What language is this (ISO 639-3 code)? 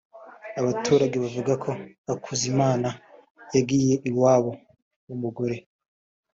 kin